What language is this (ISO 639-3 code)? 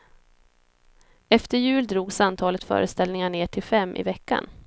swe